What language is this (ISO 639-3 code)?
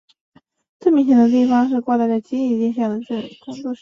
zho